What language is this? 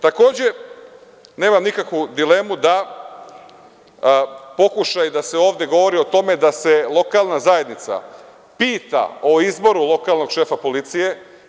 Serbian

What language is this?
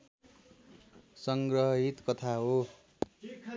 Nepali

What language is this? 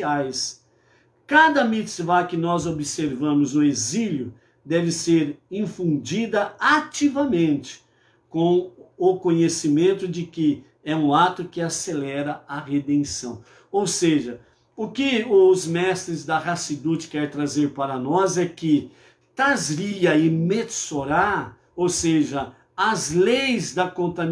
Portuguese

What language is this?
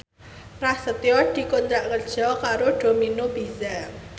Javanese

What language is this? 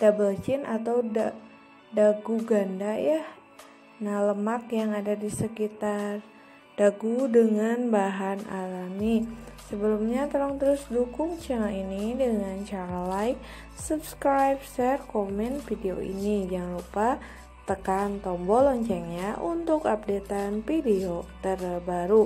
Indonesian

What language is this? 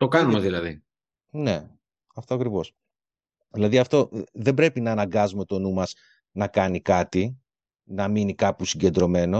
Greek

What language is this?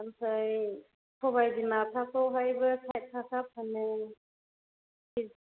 Bodo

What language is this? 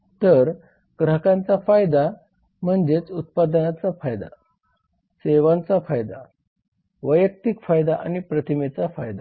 Marathi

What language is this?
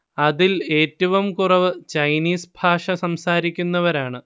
Malayalam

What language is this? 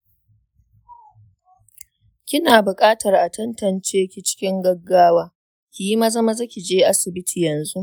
Hausa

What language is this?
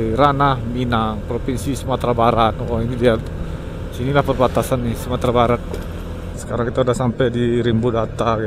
Indonesian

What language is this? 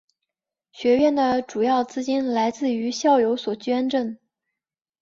Chinese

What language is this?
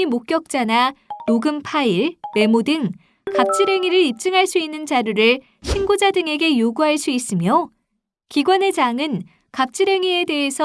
Korean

